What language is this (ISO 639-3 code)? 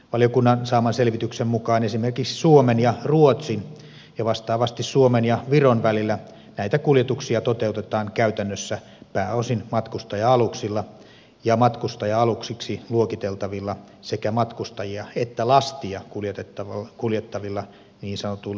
fin